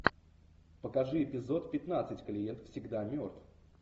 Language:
Russian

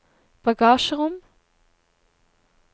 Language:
Norwegian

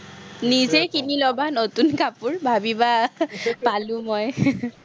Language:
Assamese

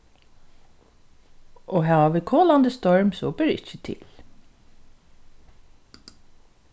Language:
Faroese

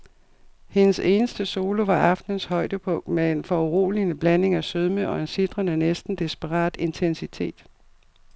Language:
Danish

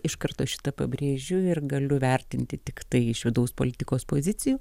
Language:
Lithuanian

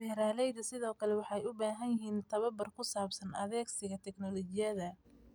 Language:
Somali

